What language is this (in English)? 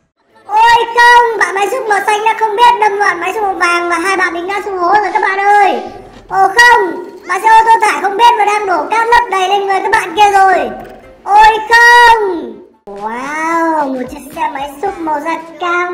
Vietnamese